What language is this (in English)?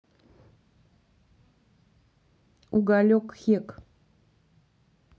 Russian